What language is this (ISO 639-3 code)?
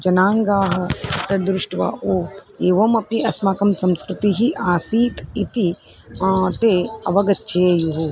san